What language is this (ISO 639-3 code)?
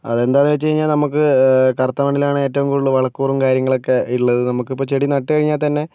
mal